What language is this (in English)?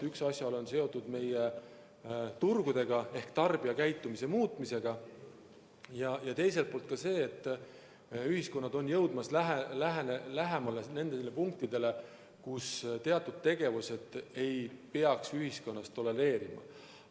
Estonian